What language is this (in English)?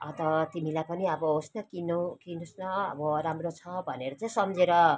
Nepali